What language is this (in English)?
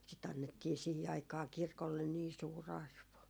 Finnish